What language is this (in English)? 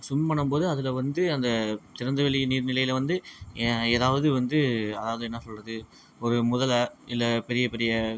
Tamil